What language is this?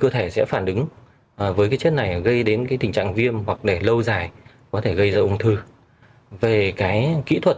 Vietnamese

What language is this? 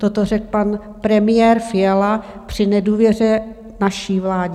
Czech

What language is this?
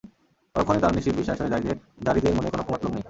Bangla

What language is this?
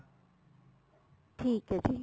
Punjabi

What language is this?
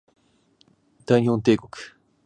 Japanese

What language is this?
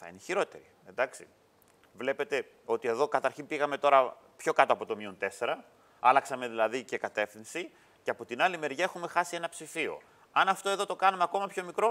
Greek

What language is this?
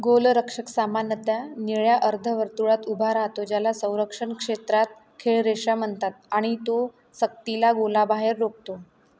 Marathi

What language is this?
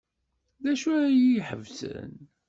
Kabyle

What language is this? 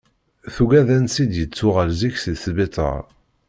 Kabyle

